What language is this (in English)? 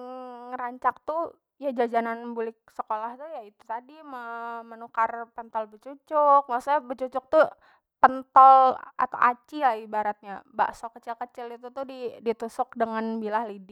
Banjar